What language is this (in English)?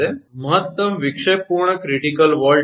Gujarati